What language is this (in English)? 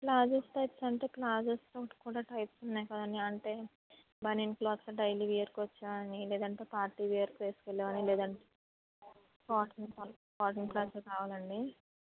Telugu